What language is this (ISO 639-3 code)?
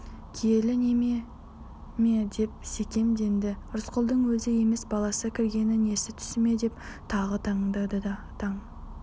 kaz